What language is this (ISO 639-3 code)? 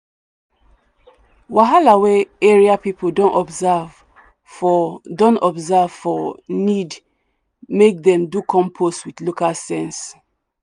pcm